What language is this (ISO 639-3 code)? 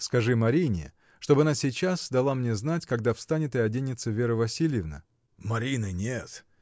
rus